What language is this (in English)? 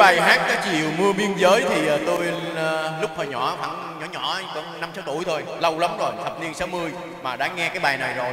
Vietnamese